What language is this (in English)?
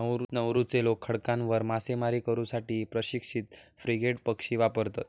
Marathi